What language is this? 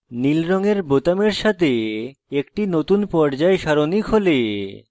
Bangla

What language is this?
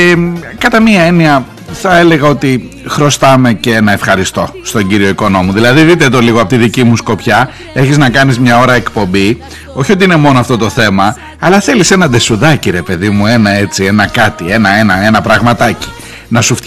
Greek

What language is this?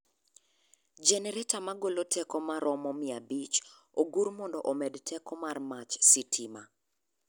Luo (Kenya and Tanzania)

